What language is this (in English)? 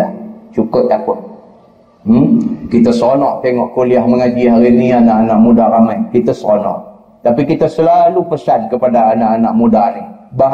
Malay